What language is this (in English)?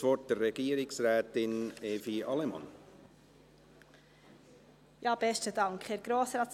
Swiss German